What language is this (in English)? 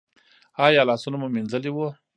Pashto